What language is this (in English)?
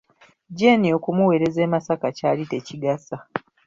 Ganda